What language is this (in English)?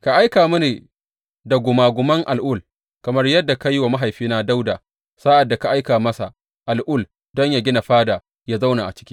Hausa